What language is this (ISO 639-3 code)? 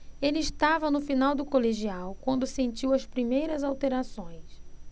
por